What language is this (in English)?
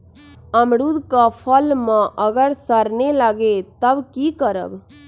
Magahi